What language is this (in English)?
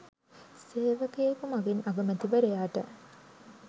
Sinhala